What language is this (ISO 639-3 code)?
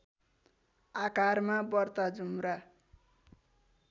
nep